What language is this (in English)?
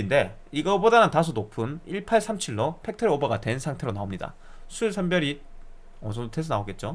Korean